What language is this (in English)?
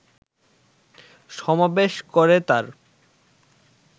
Bangla